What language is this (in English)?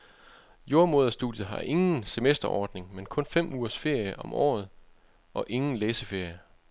Danish